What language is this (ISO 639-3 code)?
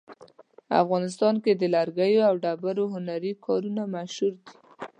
pus